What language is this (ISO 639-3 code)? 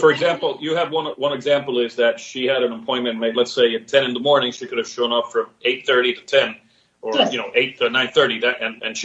eng